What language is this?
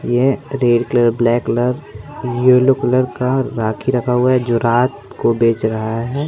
Hindi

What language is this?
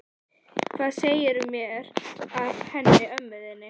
Icelandic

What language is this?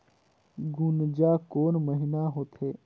Chhattisgarhi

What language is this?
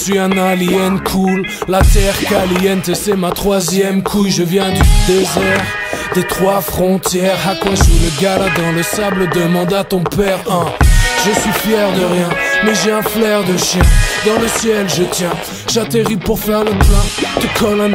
French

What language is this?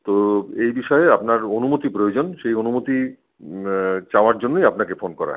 Bangla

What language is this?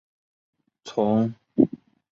Chinese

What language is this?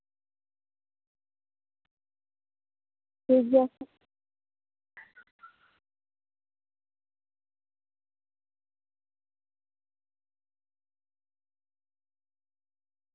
Santali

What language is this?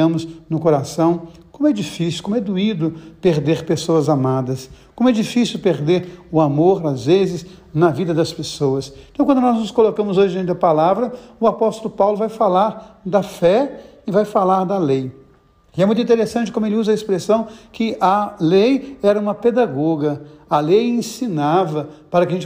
Portuguese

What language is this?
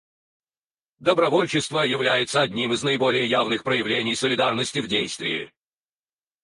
Russian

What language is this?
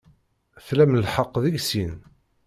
Kabyle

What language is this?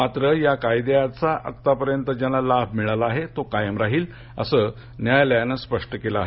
Marathi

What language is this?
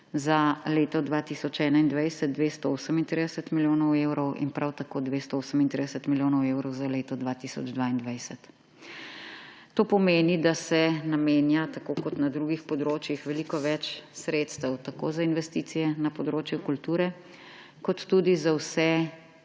Slovenian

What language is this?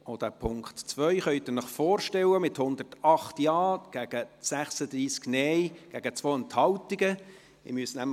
Swiss German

